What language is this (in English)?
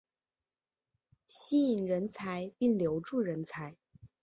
Chinese